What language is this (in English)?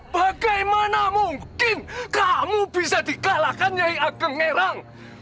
Indonesian